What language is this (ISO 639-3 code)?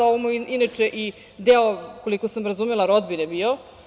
srp